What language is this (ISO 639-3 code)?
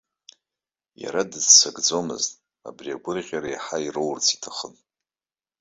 abk